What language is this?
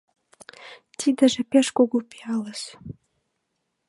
Mari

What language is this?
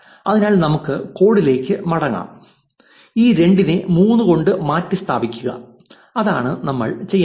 Malayalam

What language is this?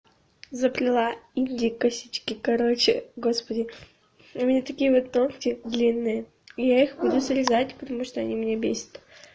Russian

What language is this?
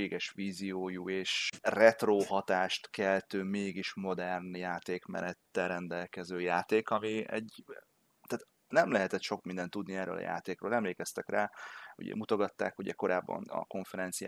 Hungarian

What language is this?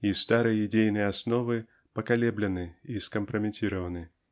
Russian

